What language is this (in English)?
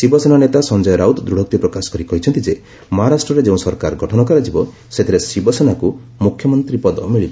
Odia